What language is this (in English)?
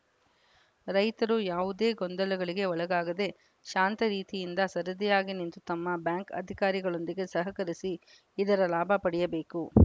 Kannada